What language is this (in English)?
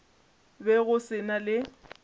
Northern Sotho